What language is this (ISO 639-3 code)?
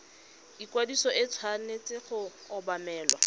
tsn